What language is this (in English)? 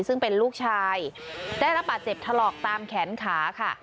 Thai